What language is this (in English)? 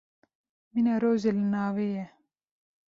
Kurdish